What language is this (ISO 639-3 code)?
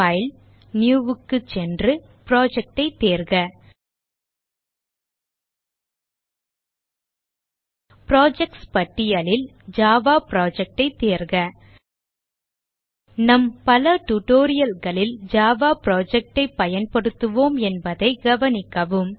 tam